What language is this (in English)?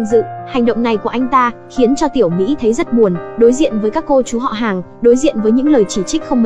Vietnamese